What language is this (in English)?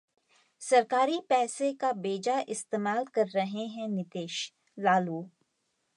Hindi